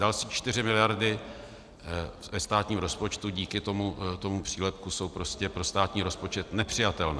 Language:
Czech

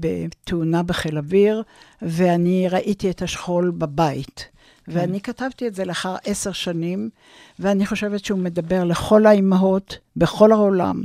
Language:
Hebrew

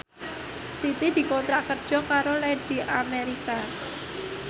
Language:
Javanese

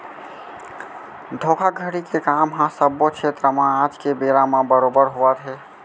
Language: Chhattisgarhi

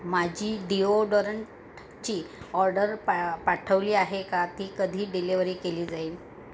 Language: Marathi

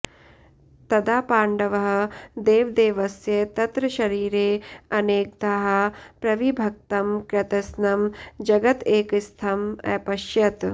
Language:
Sanskrit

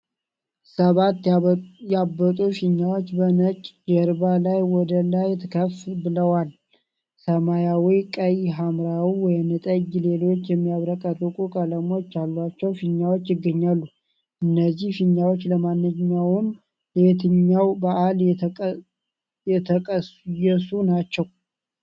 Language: Amharic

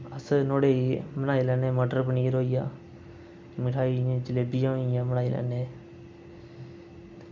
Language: Dogri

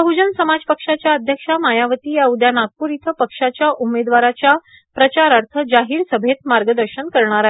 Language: Marathi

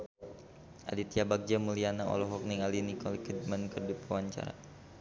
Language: Sundanese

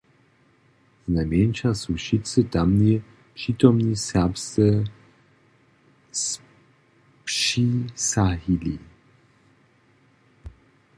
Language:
Upper Sorbian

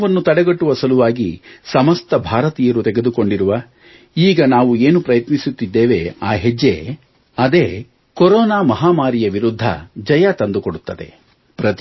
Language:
Kannada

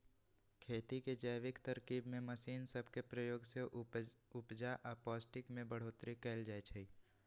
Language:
Magahi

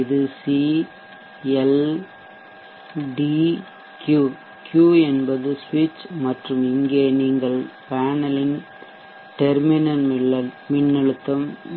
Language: Tamil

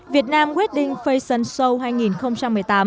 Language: Vietnamese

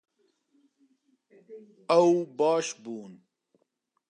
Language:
Kurdish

